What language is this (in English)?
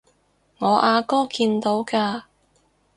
Cantonese